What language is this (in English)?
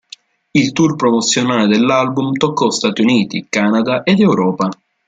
Italian